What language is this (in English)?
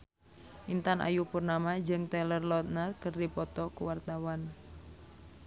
Sundanese